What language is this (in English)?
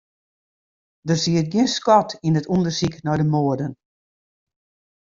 Western Frisian